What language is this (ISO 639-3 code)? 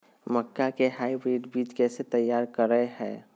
mag